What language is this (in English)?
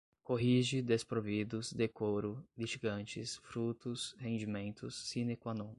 Portuguese